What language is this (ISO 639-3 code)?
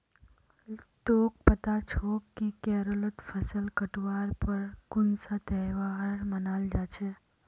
mag